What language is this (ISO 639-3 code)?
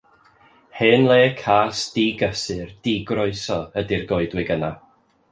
cym